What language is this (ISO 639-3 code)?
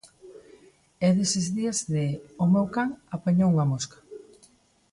glg